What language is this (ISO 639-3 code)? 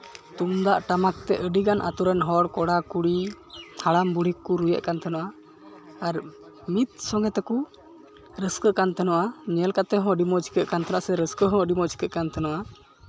sat